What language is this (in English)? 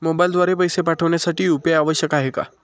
Marathi